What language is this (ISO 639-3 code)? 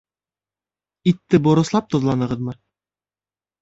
bak